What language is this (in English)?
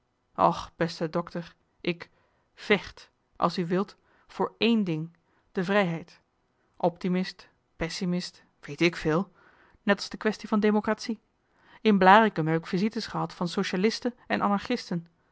Dutch